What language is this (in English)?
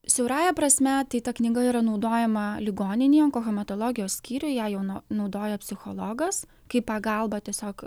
Lithuanian